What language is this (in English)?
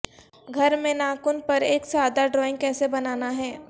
Urdu